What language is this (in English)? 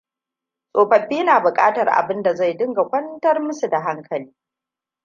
Hausa